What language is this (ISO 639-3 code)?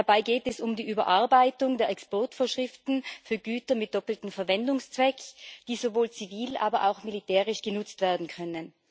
deu